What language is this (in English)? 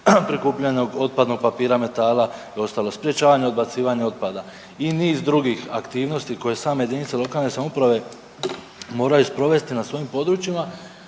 Croatian